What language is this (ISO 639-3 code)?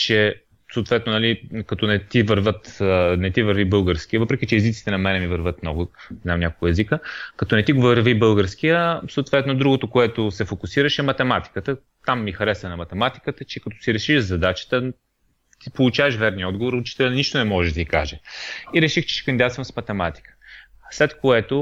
bul